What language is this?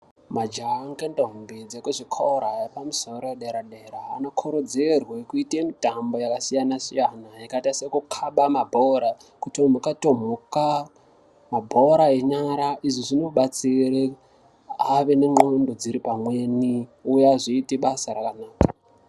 Ndau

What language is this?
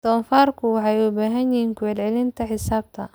Somali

